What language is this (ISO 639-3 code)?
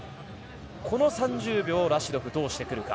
jpn